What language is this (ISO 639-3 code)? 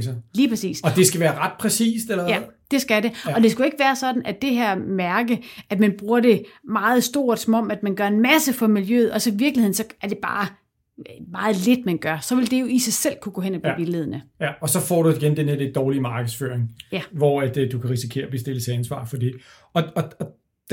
dan